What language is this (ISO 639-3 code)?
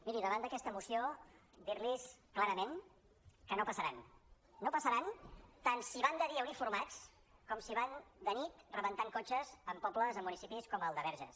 cat